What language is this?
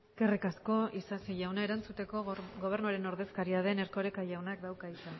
Basque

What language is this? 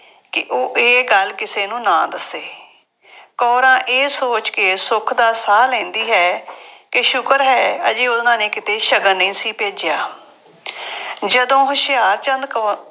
Punjabi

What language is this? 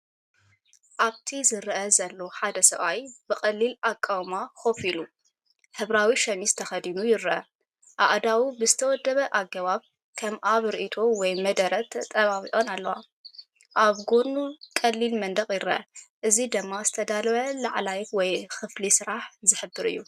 Tigrinya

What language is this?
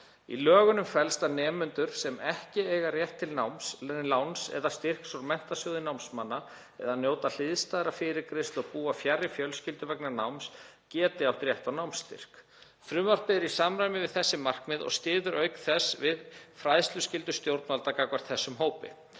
Icelandic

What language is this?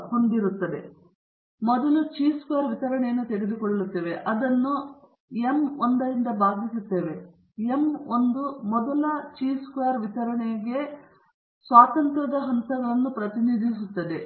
Kannada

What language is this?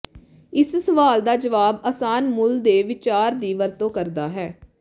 Punjabi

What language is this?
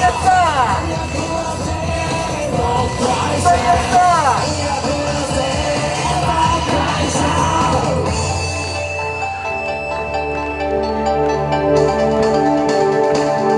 Japanese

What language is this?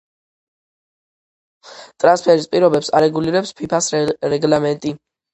Georgian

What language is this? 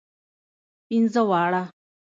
Pashto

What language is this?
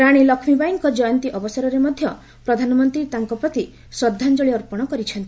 Odia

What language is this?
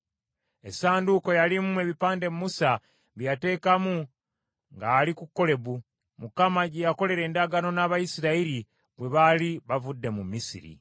Ganda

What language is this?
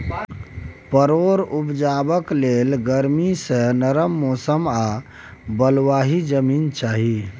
Maithili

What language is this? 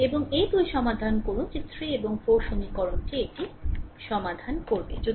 Bangla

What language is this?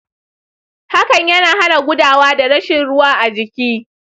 Hausa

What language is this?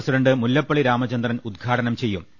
Malayalam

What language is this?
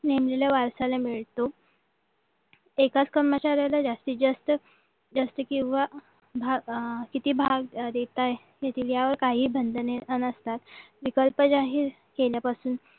Marathi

